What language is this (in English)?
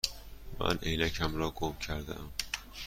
Persian